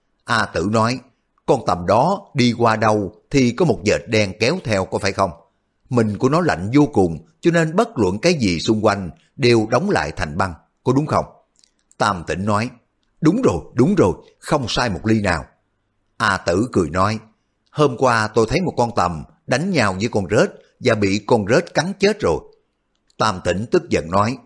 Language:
Vietnamese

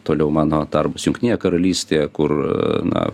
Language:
Lithuanian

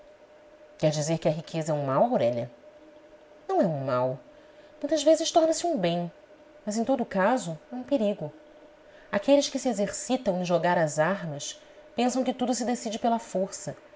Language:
Portuguese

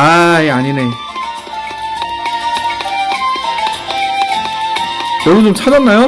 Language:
Korean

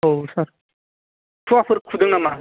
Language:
Bodo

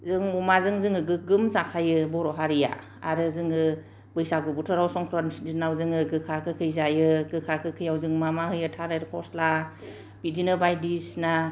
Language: Bodo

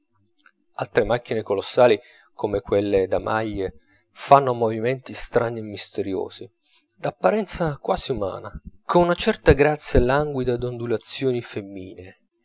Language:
Italian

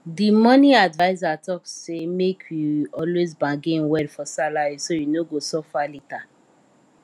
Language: Nigerian Pidgin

